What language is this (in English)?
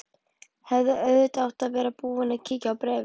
Icelandic